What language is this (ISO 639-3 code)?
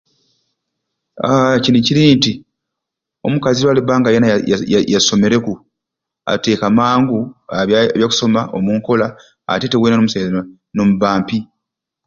ruc